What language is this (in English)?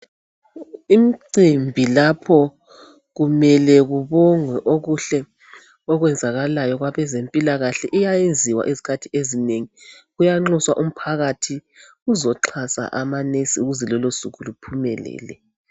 North Ndebele